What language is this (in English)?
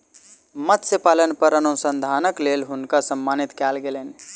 Maithili